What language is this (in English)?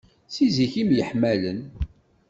Kabyle